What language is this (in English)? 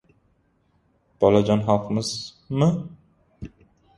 Uzbek